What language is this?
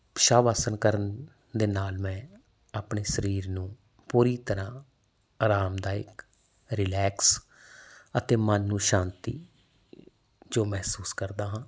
Punjabi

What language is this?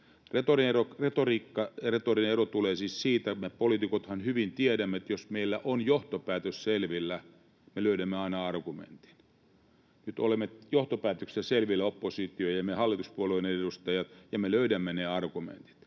Finnish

